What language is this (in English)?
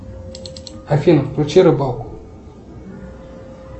Russian